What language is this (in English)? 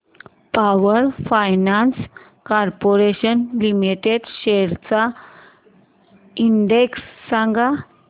Marathi